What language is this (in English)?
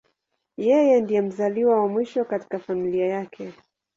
Swahili